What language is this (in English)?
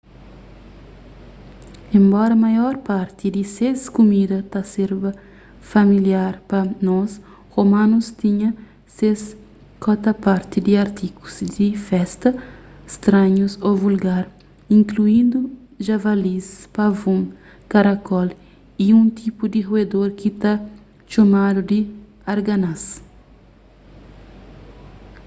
Kabuverdianu